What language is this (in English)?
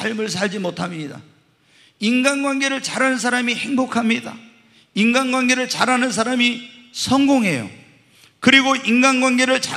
Korean